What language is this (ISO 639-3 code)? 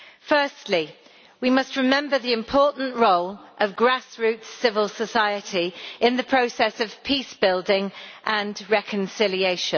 eng